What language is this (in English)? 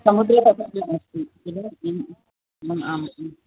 Sanskrit